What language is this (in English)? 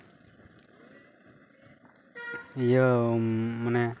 Santali